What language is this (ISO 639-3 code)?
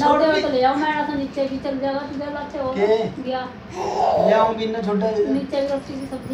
kor